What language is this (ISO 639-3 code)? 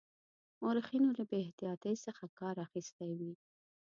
pus